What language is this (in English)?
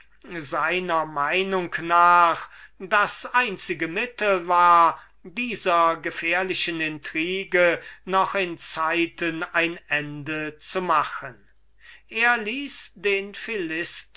German